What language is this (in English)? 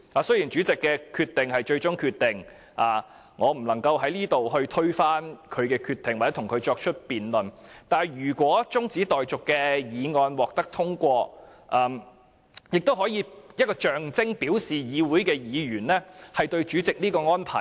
Cantonese